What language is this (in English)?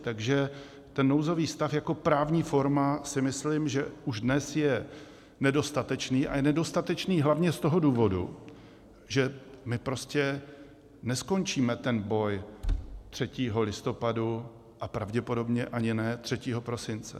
Czech